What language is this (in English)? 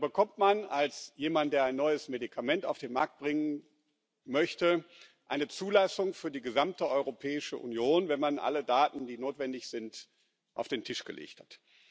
German